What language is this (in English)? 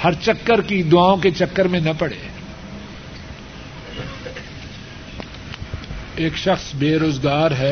Urdu